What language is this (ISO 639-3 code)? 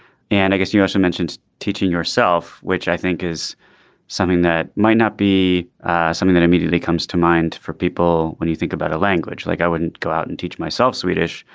eng